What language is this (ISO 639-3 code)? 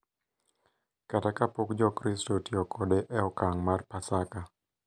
luo